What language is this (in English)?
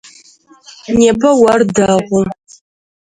Adyghe